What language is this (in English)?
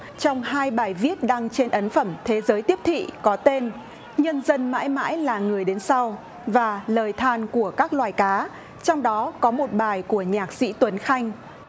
Vietnamese